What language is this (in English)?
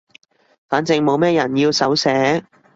Cantonese